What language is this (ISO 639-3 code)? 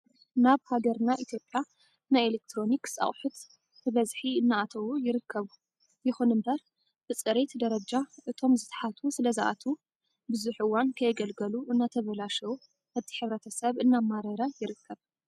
tir